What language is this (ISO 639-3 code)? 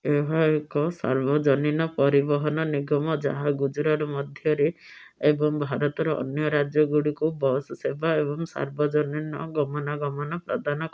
ori